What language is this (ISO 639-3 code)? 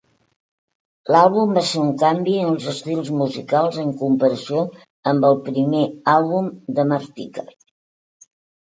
cat